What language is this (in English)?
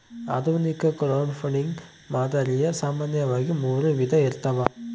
Kannada